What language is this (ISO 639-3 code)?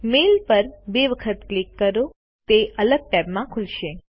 guj